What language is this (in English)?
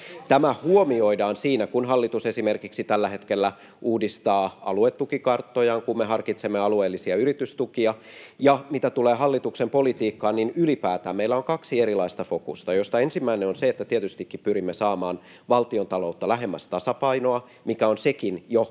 Finnish